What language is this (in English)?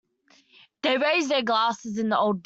English